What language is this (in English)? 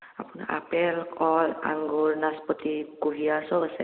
Assamese